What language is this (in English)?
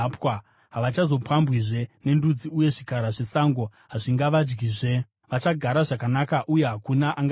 Shona